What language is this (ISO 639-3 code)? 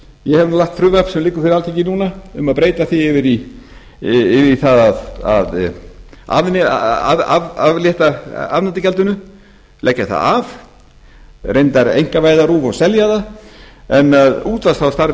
isl